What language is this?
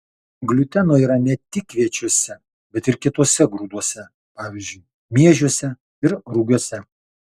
Lithuanian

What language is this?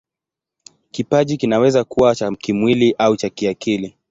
Swahili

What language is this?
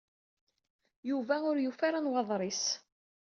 Kabyle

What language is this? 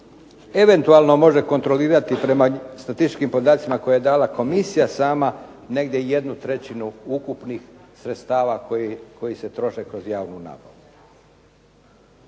Croatian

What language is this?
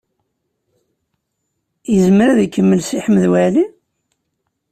Kabyle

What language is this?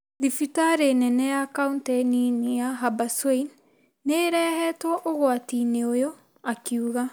Kikuyu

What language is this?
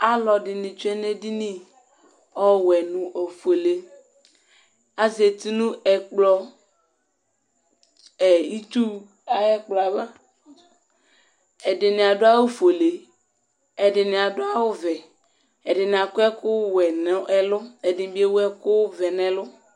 Ikposo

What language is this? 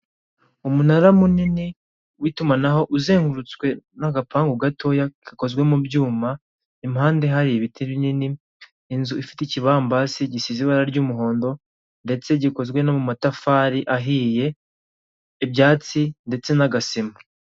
Kinyarwanda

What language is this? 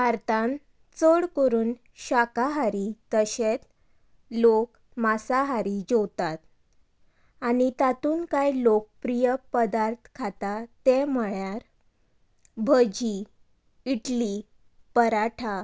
Konkani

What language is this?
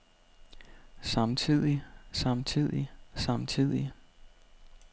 Danish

